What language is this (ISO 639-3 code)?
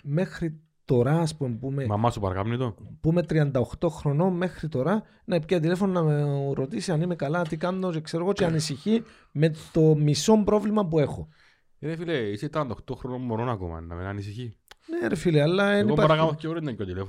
ell